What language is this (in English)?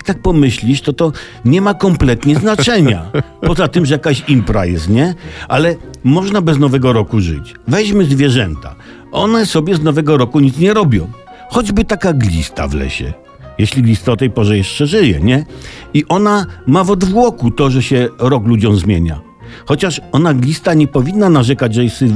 Polish